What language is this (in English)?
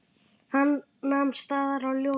Icelandic